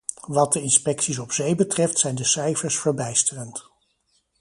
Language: Dutch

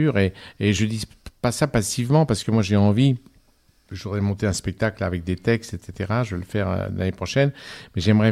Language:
French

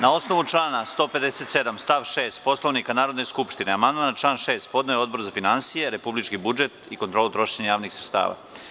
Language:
Serbian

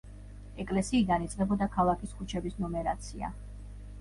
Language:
Georgian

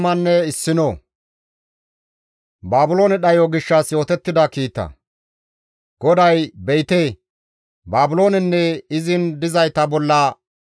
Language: Gamo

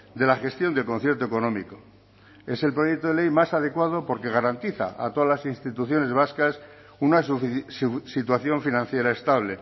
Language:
Spanish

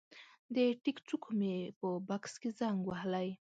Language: Pashto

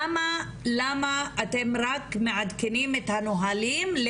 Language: Hebrew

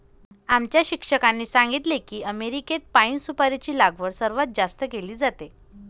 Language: Marathi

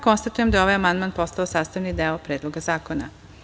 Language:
Serbian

